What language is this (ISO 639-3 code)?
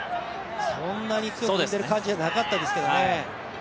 jpn